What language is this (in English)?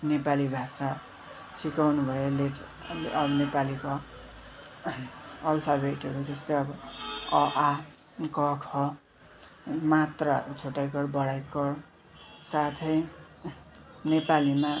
Nepali